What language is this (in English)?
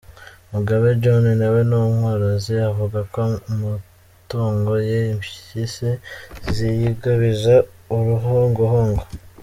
Kinyarwanda